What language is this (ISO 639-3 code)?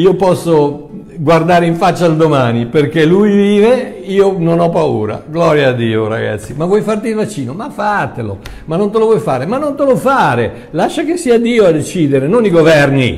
ita